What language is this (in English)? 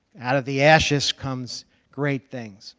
English